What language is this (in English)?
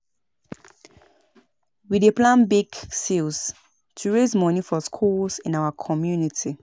Nigerian Pidgin